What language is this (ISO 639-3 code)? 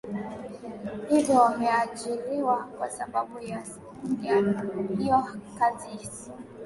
swa